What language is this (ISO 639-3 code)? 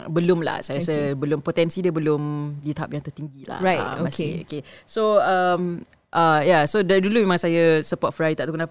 msa